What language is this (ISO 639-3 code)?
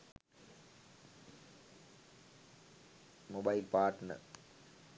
sin